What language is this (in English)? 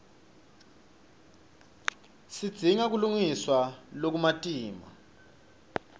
Swati